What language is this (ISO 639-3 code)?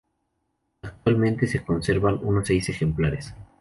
spa